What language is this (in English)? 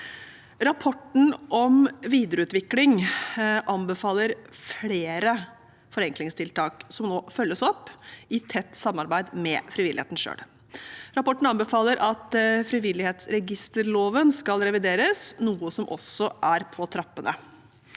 Norwegian